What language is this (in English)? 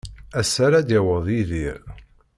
Kabyle